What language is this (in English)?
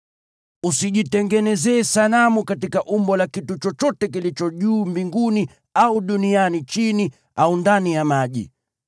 Swahili